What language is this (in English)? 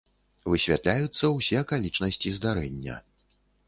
Belarusian